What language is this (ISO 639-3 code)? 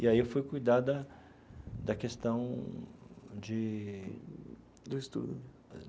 por